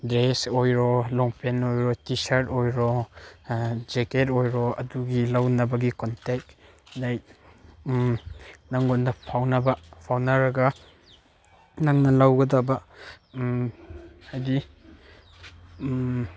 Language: Manipuri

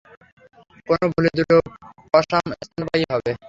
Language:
Bangla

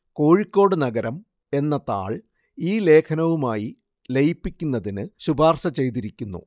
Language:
Malayalam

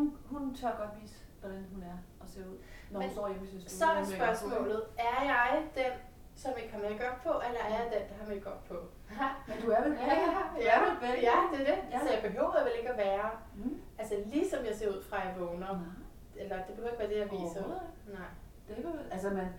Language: Danish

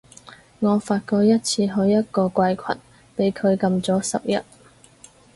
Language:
Cantonese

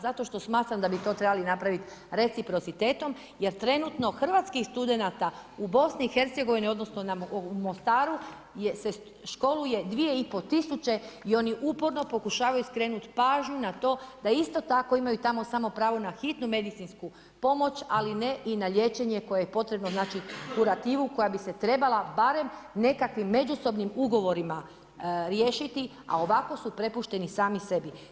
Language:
Croatian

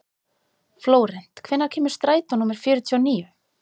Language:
Icelandic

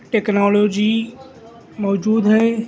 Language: Urdu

